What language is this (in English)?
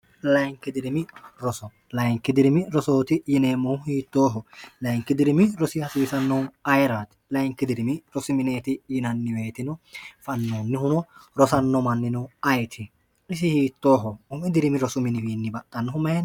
Sidamo